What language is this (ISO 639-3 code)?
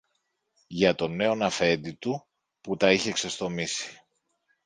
ell